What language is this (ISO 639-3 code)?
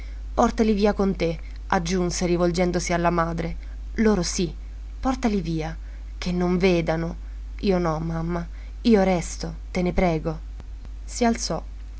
ita